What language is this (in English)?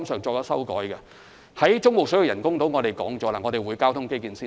Cantonese